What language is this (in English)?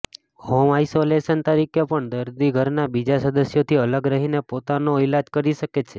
Gujarati